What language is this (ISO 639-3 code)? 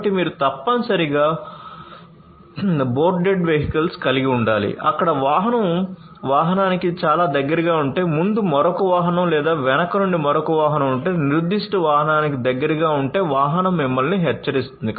tel